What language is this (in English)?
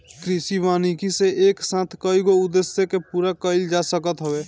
Bhojpuri